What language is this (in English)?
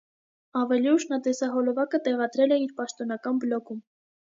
Armenian